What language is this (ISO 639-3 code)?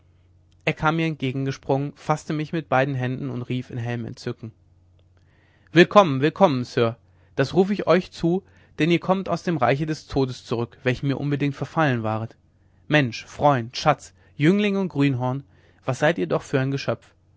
deu